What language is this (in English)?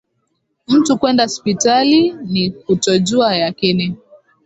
Swahili